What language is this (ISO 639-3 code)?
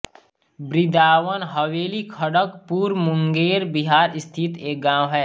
hin